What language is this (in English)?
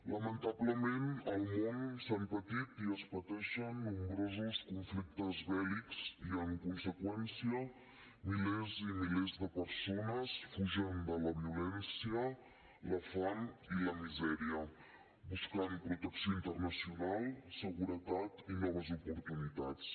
Catalan